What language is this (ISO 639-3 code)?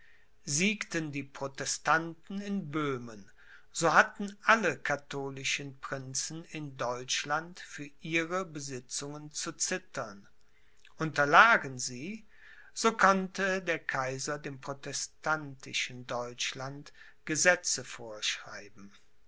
deu